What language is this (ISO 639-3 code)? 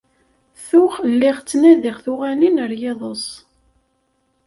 kab